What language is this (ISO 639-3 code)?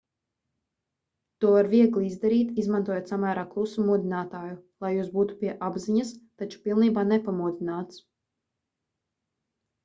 lav